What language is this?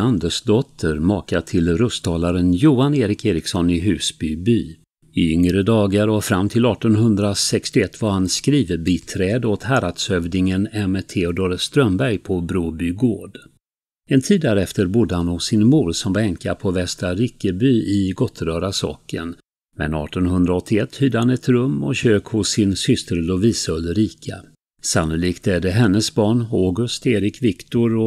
Swedish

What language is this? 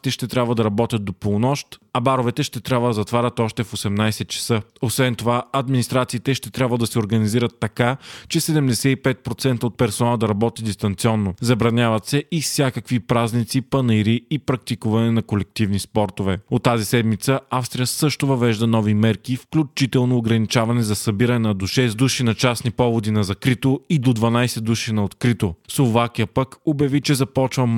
Bulgarian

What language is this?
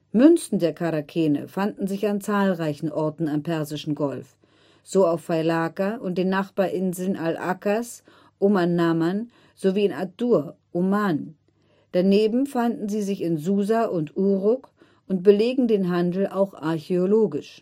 German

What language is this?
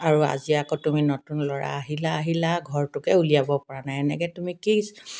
Assamese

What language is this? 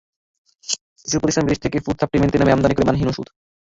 Bangla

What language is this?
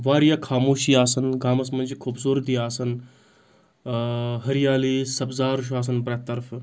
Kashmiri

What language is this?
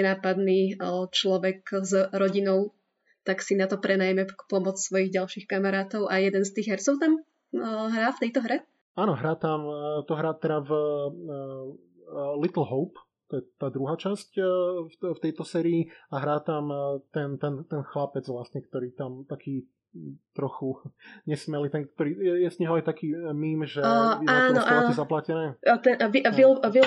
Slovak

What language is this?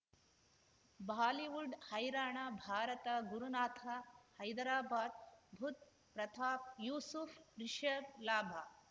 Kannada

